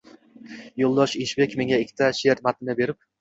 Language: Uzbek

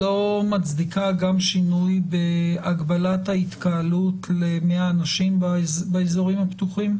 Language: Hebrew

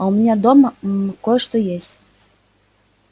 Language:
Russian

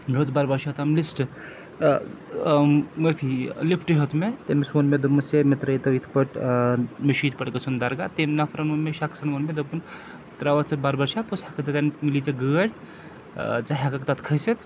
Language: Kashmiri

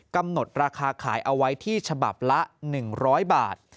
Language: Thai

